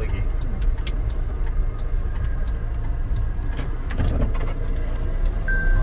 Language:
Korean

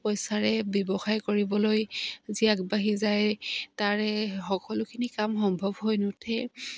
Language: Assamese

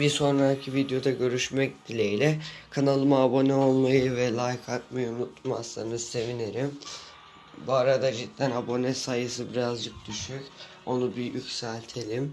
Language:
Turkish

